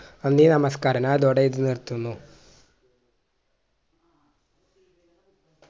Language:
Malayalam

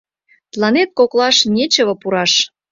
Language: Mari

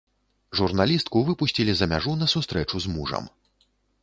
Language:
Belarusian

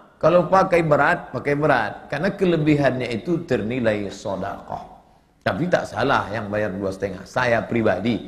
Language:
Indonesian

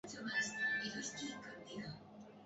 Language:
Basque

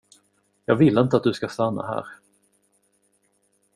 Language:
Swedish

